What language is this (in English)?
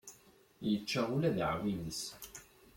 Kabyle